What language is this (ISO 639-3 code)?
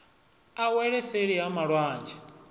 ven